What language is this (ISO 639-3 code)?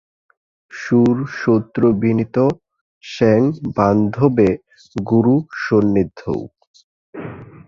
ben